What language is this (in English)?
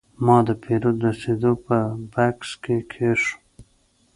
Pashto